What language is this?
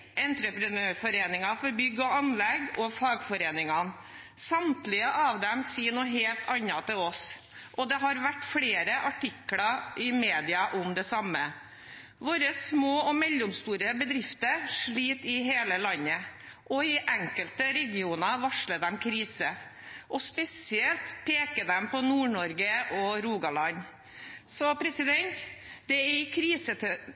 Norwegian Bokmål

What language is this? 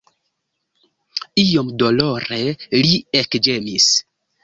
Esperanto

